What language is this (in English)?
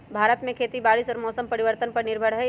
Magahi